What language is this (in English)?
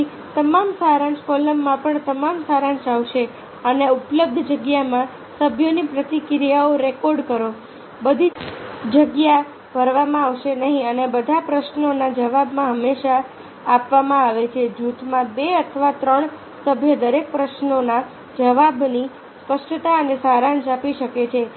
Gujarati